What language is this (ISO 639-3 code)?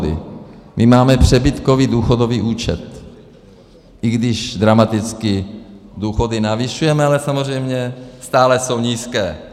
ces